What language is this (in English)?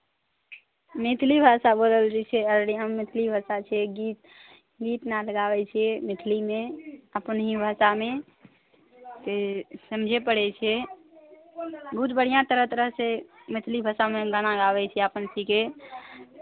Maithili